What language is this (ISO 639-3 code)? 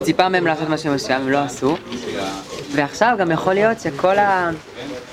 heb